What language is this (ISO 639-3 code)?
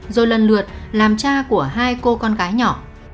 vie